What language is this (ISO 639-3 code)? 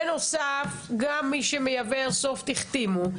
heb